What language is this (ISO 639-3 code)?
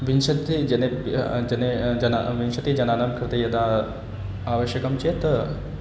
san